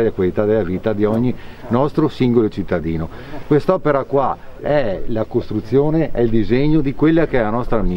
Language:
Italian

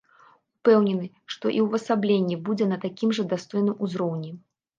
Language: Belarusian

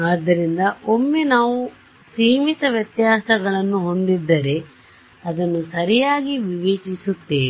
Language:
Kannada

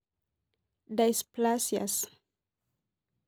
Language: Masai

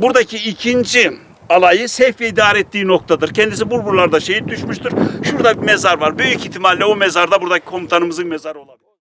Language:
Turkish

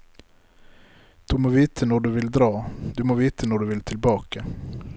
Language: Norwegian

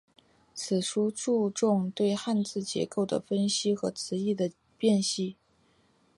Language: Chinese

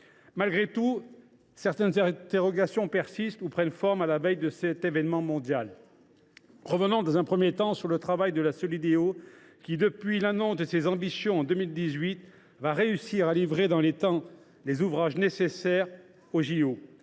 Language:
French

